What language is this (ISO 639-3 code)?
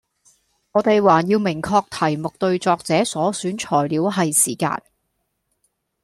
yue